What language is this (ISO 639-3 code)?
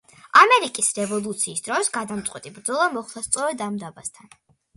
kat